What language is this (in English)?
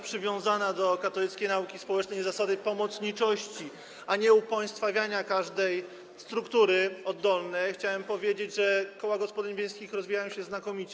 Polish